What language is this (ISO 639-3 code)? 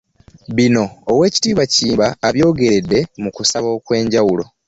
lug